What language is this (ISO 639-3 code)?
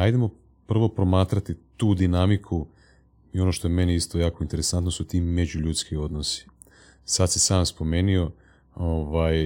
hrv